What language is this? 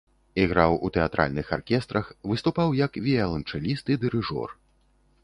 Belarusian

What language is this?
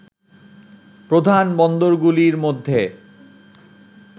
Bangla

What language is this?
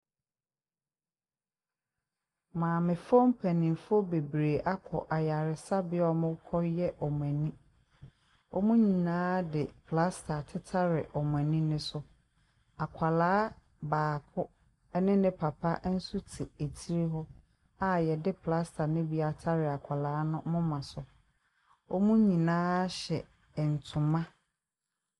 Akan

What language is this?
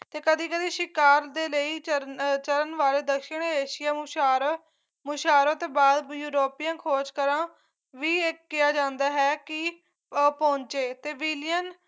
Punjabi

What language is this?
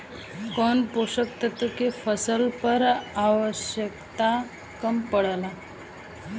Bhojpuri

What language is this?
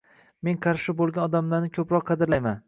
Uzbek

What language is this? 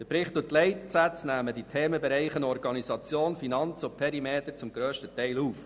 Swiss German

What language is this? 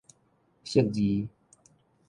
Min Nan Chinese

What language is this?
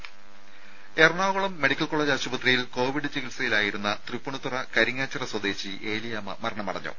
Malayalam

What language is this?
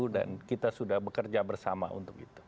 Indonesian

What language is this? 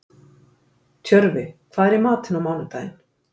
Icelandic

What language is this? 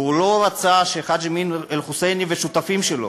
Hebrew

